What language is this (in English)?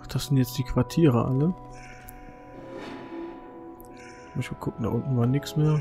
German